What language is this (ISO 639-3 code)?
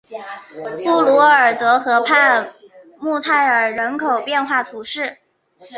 zho